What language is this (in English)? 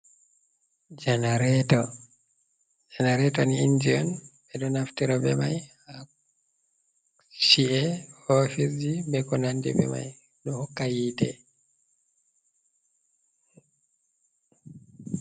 Fula